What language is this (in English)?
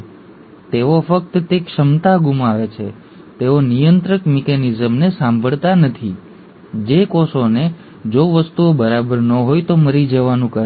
Gujarati